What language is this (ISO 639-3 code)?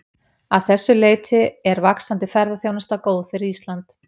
isl